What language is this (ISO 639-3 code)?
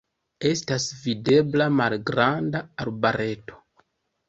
epo